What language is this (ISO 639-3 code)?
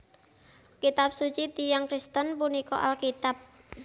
jav